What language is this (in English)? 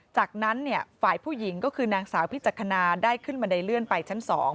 Thai